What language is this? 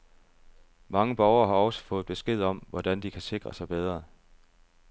Danish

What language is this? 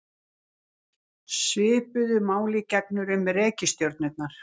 Icelandic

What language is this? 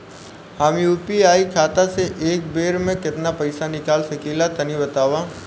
Bhojpuri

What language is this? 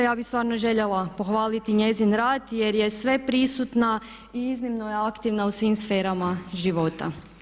Croatian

